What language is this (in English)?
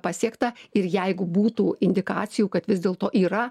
Lithuanian